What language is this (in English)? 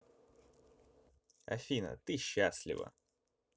Russian